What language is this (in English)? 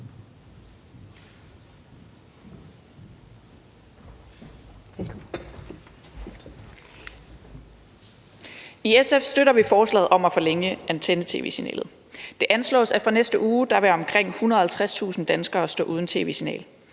Danish